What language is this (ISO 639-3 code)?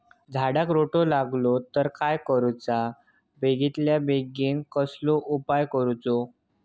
mar